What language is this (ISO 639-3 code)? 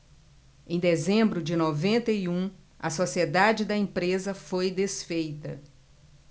por